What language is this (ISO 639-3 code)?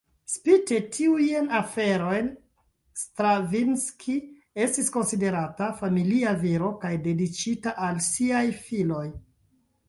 epo